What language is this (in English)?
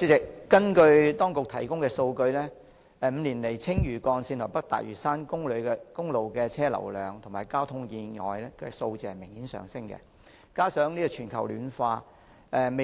Cantonese